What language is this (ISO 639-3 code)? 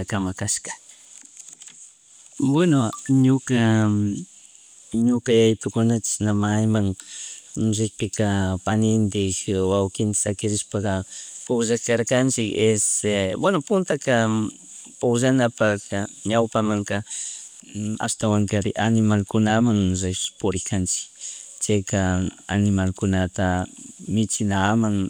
qug